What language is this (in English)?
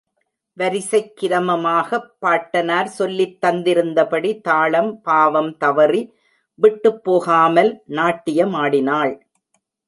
Tamil